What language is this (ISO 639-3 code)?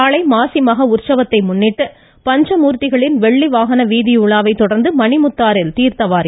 tam